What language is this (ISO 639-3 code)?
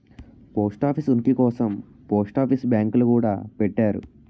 tel